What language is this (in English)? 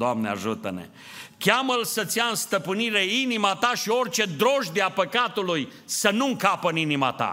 Romanian